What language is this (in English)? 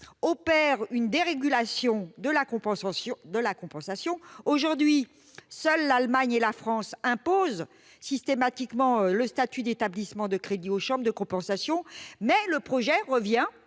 French